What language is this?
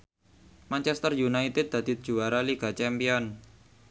Javanese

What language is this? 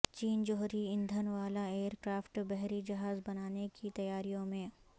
Urdu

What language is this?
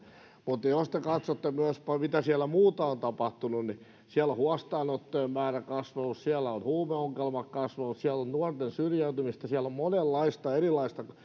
Finnish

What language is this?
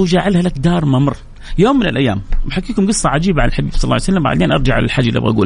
Arabic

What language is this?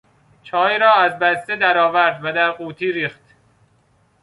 Persian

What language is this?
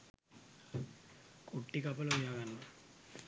Sinhala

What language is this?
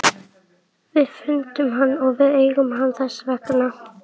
Icelandic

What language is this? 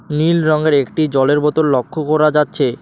Bangla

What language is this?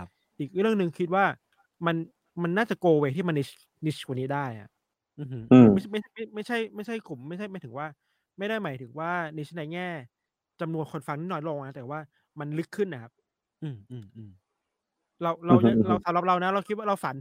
Thai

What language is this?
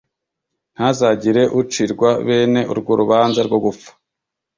Kinyarwanda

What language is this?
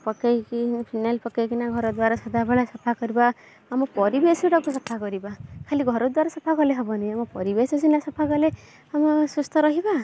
Odia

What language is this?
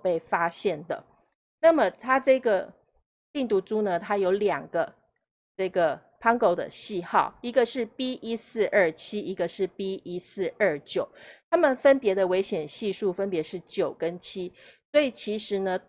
Chinese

